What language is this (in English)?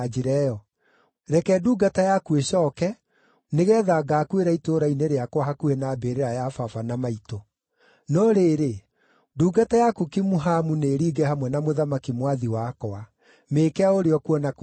Kikuyu